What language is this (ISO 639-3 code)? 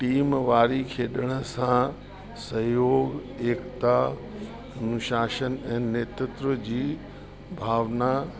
snd